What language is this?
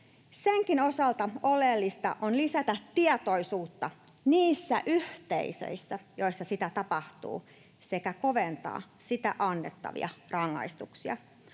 Finnish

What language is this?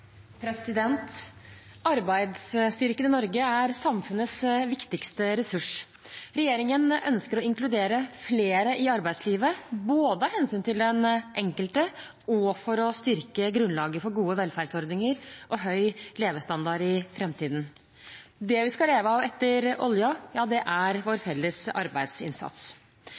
Norwegian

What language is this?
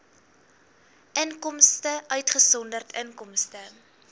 Afrikaans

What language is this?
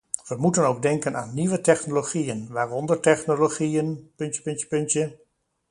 Dutch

